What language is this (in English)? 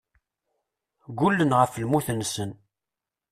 Kabyle